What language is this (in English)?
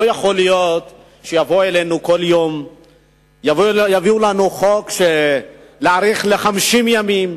Hebrew